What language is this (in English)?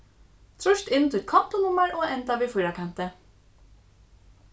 Faroese